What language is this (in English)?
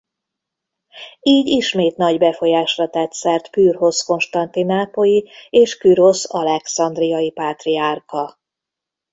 Hungarian